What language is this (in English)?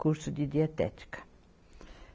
Portuguese